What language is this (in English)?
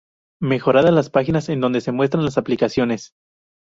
Spanish